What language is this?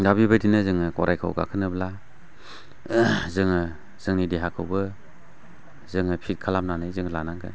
Bodo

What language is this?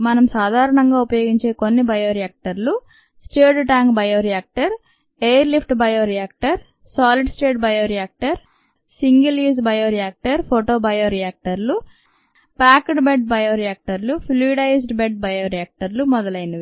Telugu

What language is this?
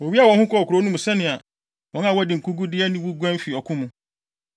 Akan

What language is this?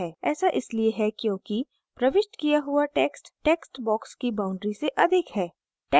Hindi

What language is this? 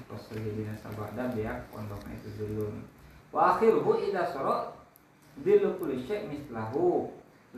Indonesian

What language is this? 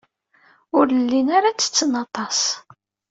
Kabyle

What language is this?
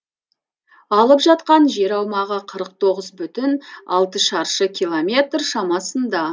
Kazakh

